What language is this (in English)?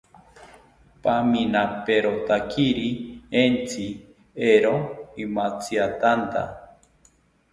South Ucayali Ashéninka